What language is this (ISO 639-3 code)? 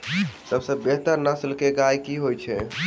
mai